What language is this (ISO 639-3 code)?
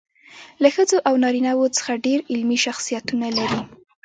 pus